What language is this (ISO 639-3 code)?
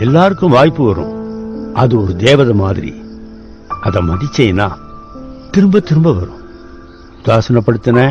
tam